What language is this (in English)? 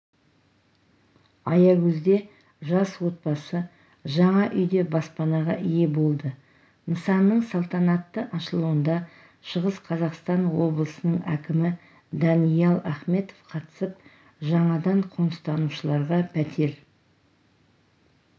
Kazakh